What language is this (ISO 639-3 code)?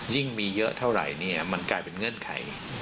tha